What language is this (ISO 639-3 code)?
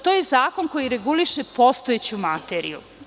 srp